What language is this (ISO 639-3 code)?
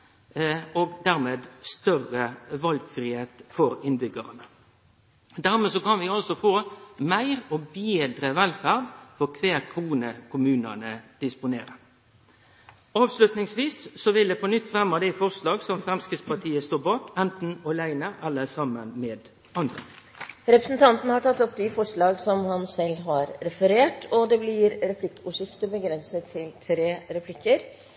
nor